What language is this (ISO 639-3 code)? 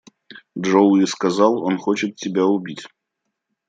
rus